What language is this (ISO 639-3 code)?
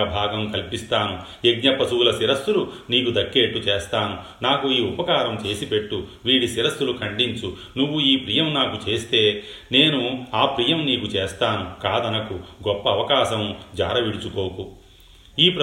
tel